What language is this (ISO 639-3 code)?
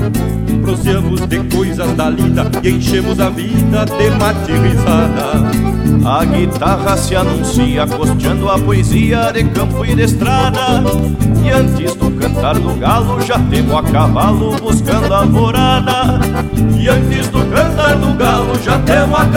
por